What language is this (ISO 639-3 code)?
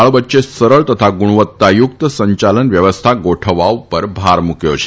guj